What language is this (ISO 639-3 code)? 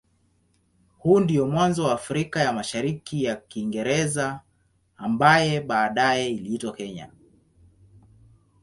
swa